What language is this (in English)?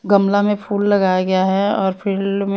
Hindi